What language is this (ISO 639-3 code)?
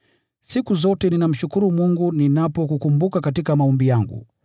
swa